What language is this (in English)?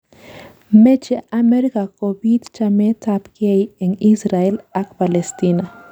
Kalenjin